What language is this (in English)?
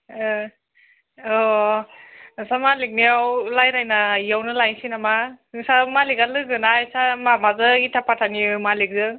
Bodo